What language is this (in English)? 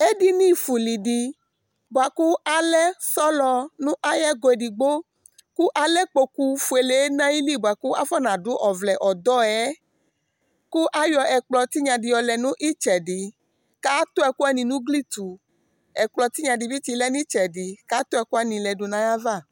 Ikposo